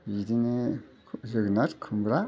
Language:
Bodo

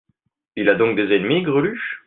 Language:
French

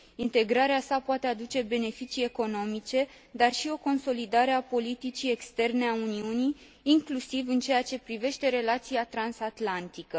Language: Romanian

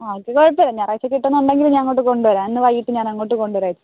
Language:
Malayalam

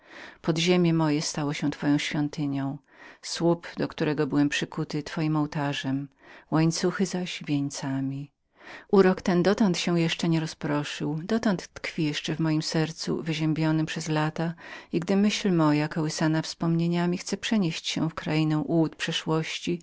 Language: Polish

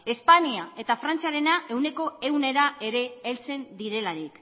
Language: Basque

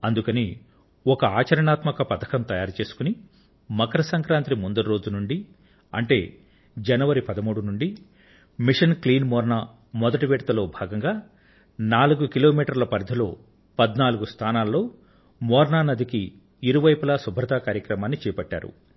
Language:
Telugu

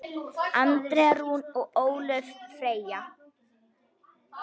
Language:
Icelandic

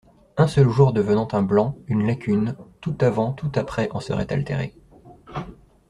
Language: French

